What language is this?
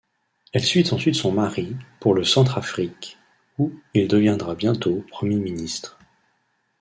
French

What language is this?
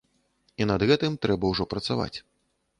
Belarusian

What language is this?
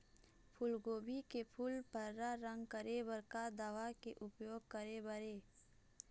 Chhattisgarhi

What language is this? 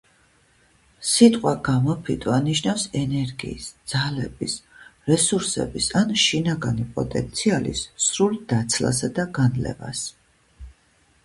Georgian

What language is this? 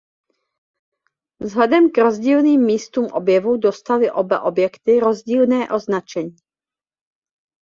Czech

